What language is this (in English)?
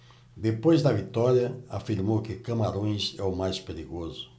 Portuguese